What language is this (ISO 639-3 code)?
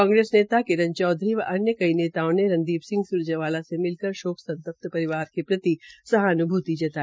hin